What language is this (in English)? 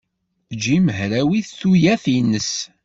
Kabyle